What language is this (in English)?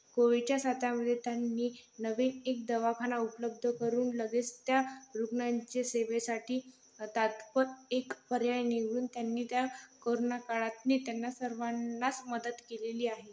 Marathi